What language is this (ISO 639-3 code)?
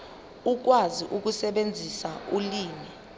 zul